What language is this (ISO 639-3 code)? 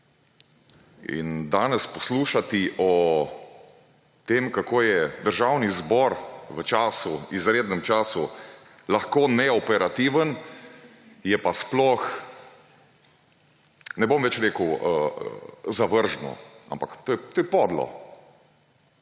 slv